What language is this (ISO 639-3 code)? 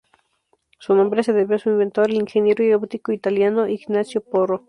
spa